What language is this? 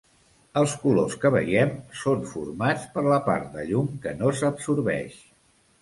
Catalan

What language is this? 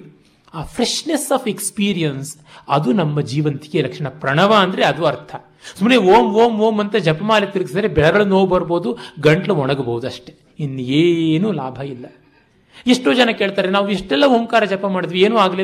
Kannada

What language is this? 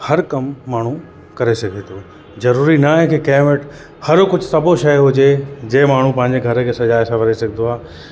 Sindhi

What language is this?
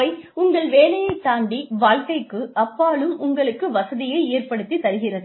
Tamil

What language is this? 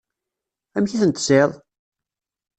Kabyle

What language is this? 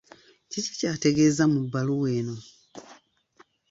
Ganda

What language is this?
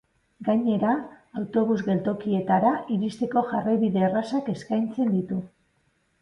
Basque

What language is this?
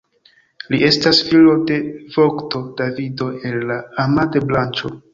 Esperanto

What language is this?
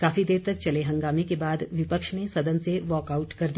Hindi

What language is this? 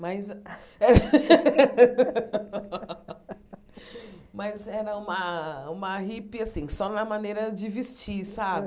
Portuguese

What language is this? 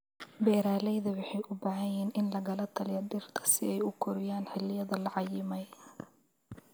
Somali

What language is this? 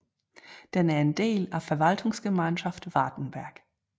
Danish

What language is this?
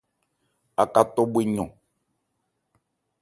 Ebrié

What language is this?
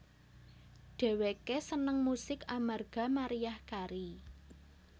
Javanese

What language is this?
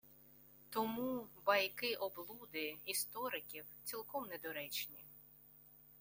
Ukrainian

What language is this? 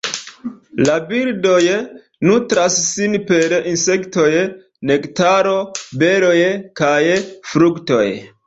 Esperanto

